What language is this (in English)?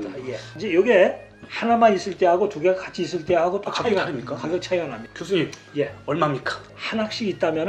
Korean